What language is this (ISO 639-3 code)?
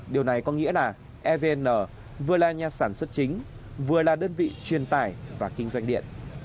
vie